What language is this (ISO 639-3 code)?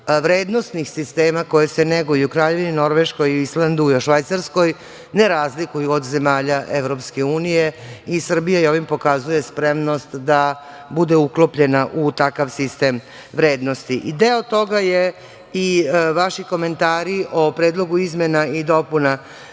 srp